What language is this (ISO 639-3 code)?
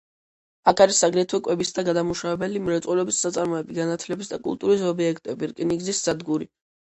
kat